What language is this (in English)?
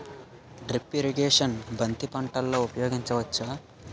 Telugu